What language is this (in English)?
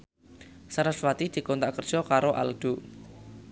Javanese